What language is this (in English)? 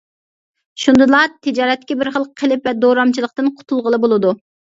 Uyghur